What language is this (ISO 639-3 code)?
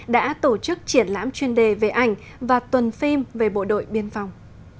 vie